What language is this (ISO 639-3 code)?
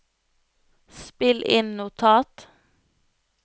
nor